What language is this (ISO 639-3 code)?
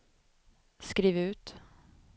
swe